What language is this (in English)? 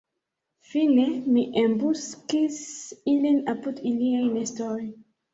Esperanto